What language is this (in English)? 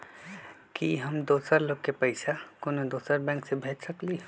Magahi